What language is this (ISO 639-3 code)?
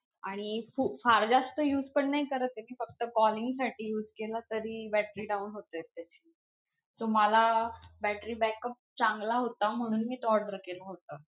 mar